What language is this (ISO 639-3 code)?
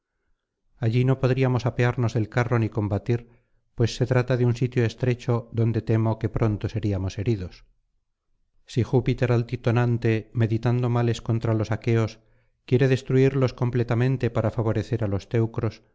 spa